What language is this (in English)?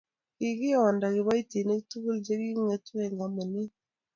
Kalenjin